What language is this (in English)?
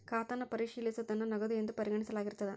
Kannada